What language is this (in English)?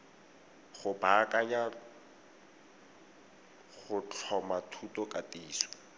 Tswana